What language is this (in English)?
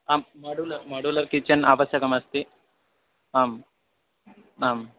Sanskrit